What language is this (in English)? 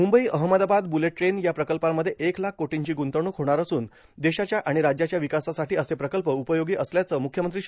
Marathi